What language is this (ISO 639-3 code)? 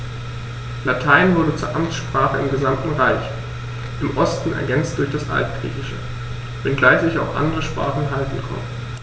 deu